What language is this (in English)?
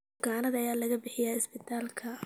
Somali